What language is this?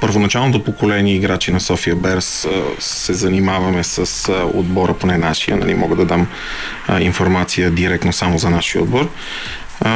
Bulgarian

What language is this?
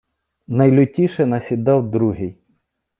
Ukrainian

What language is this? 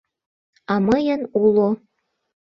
Mari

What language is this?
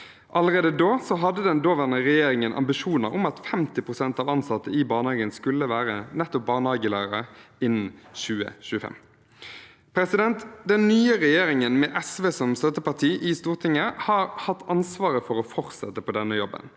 Norwegian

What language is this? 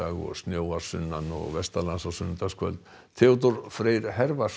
Icelandic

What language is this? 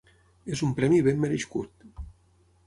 Catalan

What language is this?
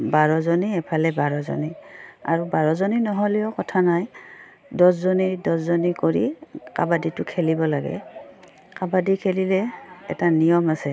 Assamese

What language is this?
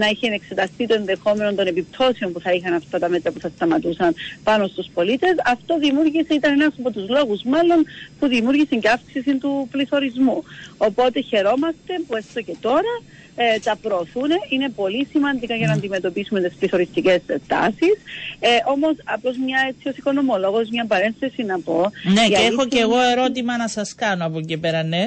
Greek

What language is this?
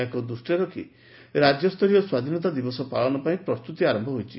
Odia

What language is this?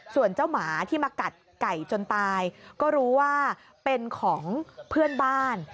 Thai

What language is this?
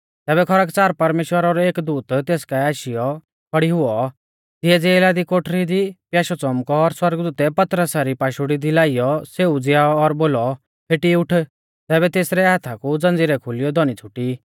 Mahasu Pahari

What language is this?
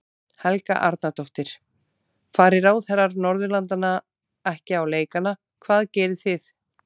Icelandic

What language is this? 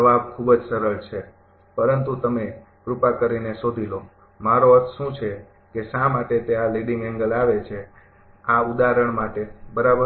Gujarati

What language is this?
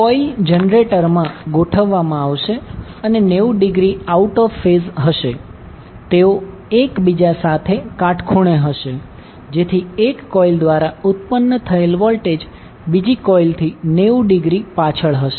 Gujarati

